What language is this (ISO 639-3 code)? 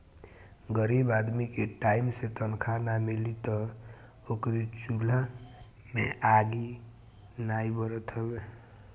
bho